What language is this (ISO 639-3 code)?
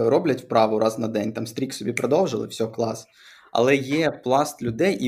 ukr